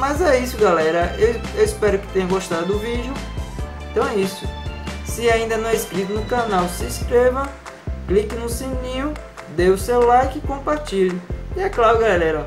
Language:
Portuguese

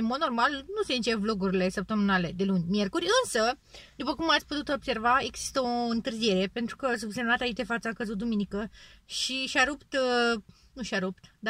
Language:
Romanian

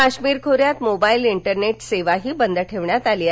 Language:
Marathi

